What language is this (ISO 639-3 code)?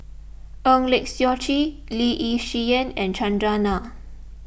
eng